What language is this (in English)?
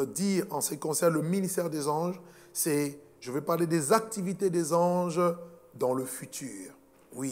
French